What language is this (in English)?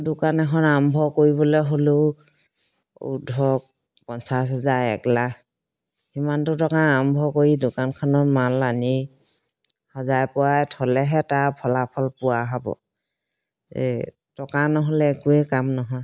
Assamese